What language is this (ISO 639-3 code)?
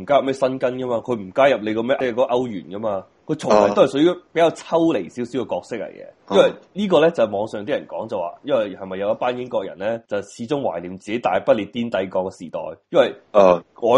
zho